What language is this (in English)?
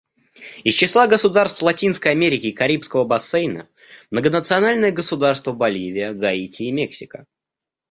Russian